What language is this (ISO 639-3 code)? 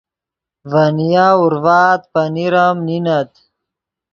ydg